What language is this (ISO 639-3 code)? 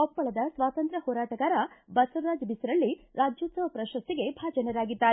kan